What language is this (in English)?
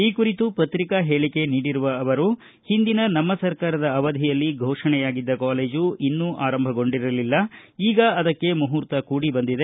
Kannada